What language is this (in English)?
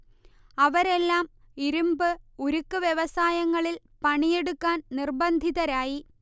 Malayalam